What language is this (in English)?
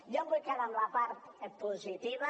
Catalan